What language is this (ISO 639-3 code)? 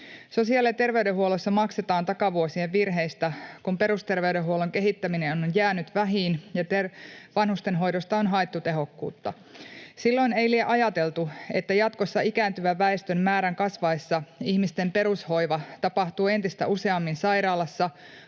fin